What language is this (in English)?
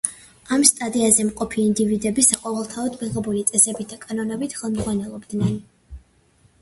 Georgian